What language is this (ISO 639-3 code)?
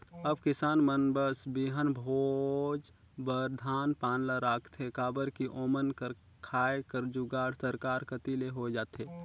hne